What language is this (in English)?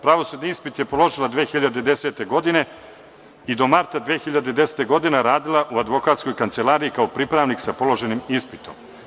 Serbian